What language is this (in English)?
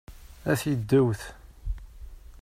Kabyle